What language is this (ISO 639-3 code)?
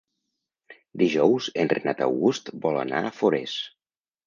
cat